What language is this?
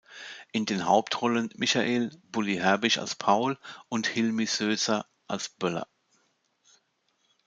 German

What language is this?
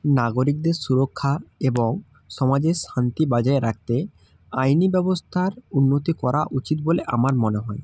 Bangla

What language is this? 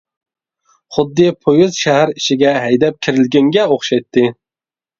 Uyghur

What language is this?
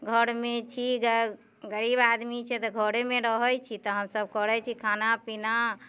Maithili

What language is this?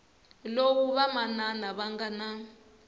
Tsonga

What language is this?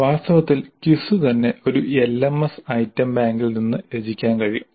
Malayalam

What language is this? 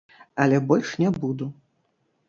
Belarusian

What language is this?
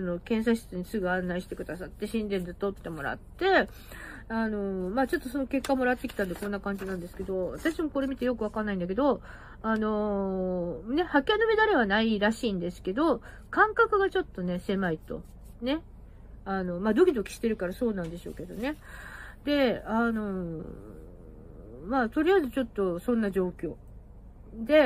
Japanese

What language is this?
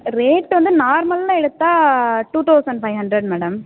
Tamil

